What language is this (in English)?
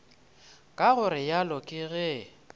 Northern Sotho